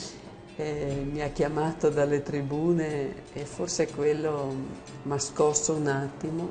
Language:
Italian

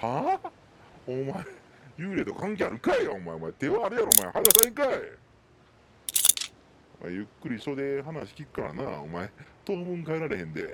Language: Japanese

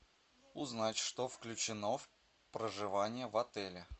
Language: Russian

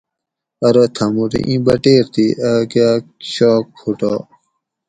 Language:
Gawri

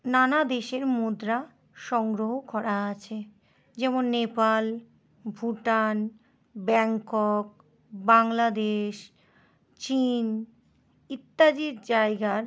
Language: Bangla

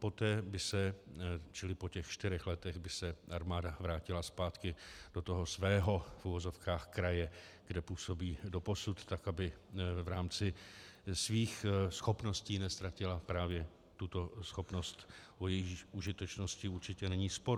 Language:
Czech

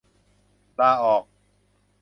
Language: Thai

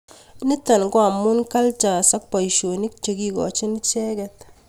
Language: Kalenjin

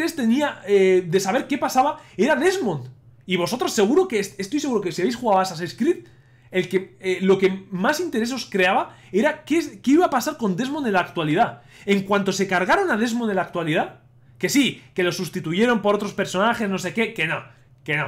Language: Spanish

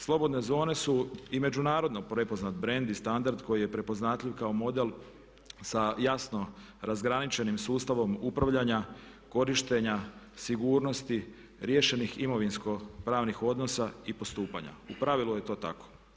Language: Croatian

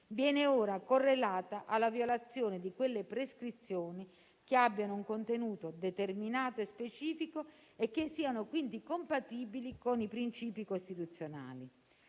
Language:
Italian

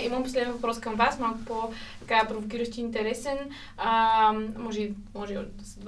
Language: Bulgarian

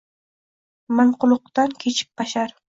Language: Uzbek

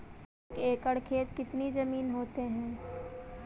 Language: Magahi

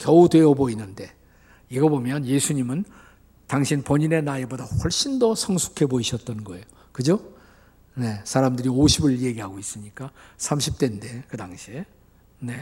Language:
Korean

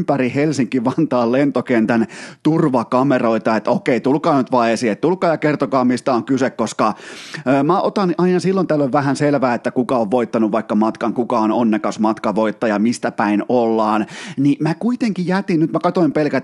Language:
Finnish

